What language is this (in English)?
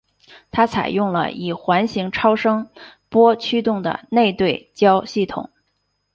Chinese